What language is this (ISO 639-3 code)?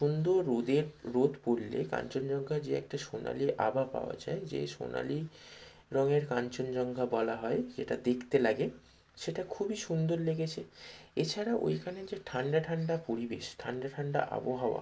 ben